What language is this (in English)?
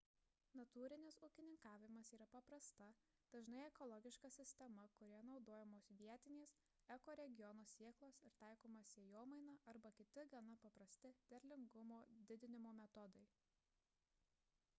Lithuanian